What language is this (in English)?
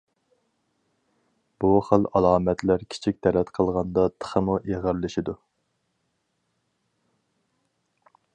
Uyghur